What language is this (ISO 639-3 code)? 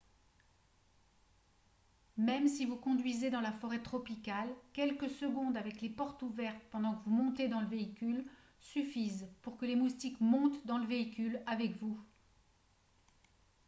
fra